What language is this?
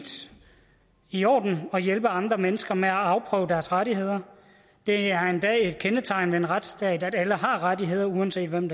Danish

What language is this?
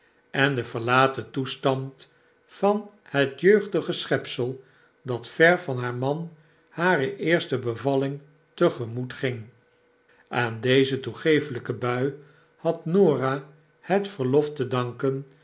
Dutch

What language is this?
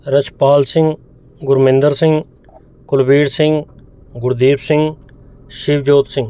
Punjabi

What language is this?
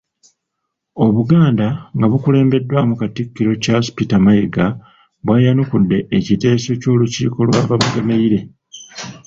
Ganda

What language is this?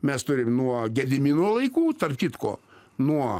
Lithuanian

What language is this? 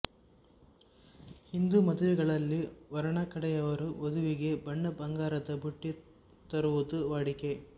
Kannada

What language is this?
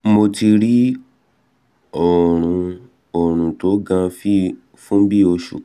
Yoruba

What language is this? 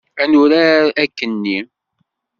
Kabyle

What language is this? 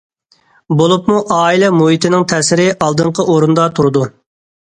Uyghur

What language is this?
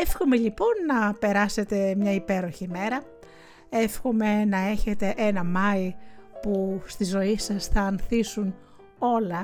Greek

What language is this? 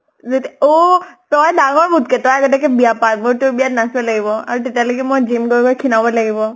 Assamese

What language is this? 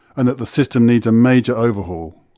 English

